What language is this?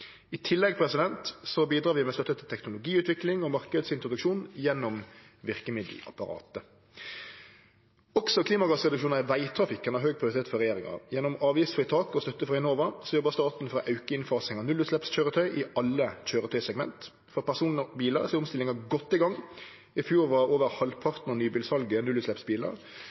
Norwegian Nynorsk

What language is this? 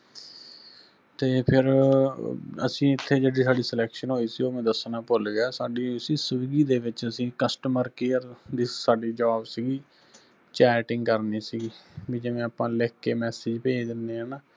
Punjabi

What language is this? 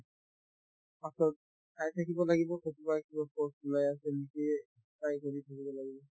Assamese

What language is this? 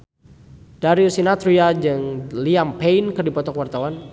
Sundanese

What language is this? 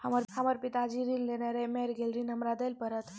Maithili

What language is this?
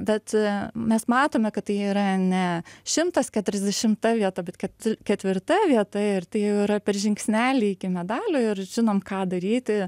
Lithuanian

